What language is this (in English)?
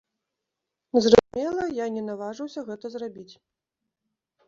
Belarusian